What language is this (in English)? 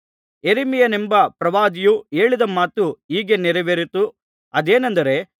Kannada